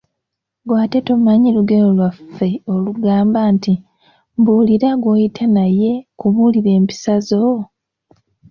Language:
Ganda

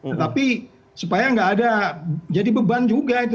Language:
Indonesian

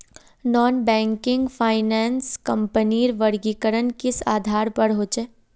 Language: Magahi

